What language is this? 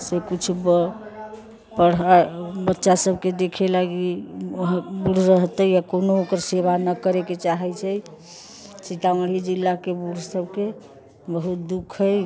Maithili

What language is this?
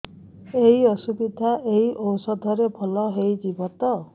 Odia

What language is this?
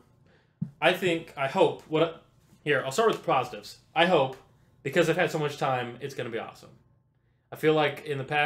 English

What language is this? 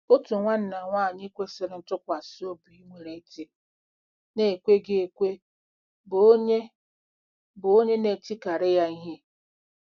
Igbo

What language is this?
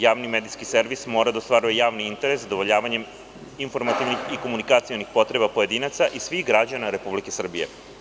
Serbian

